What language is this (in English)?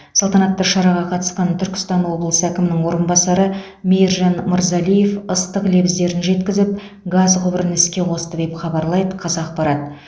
Kazakh